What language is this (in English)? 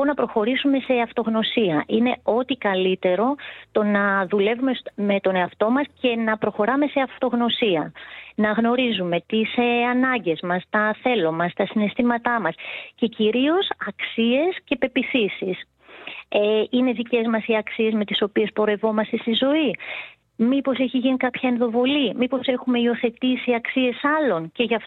Greek